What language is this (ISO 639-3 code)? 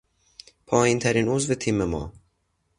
fas